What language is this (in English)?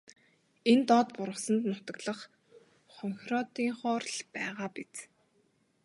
Mongolian